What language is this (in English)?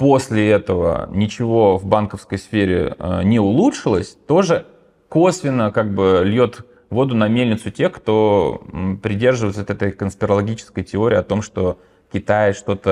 Russian